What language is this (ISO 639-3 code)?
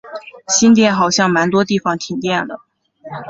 zho